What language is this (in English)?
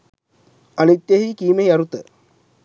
Sinhala